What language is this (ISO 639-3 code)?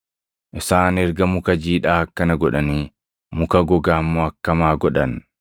orm